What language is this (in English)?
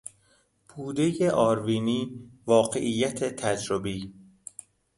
Persian